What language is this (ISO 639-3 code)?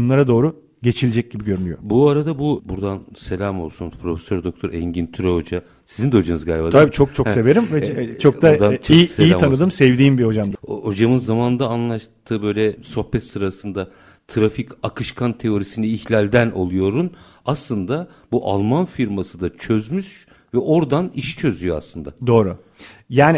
tur